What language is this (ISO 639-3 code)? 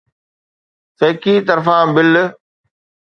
snd